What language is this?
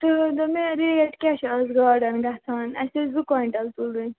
Kashmiri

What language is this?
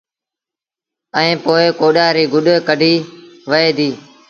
Sindhi Bhil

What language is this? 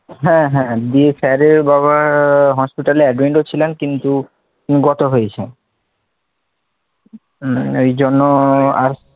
Bangla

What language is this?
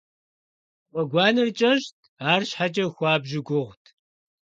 Kabardian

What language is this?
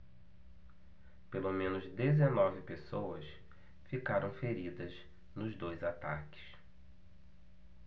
Portuguese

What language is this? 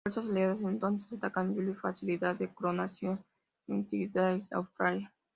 Spanish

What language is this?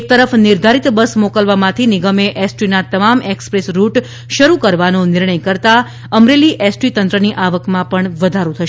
Gujarati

